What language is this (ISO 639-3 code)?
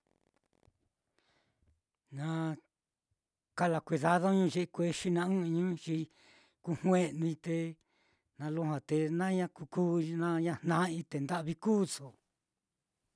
vmm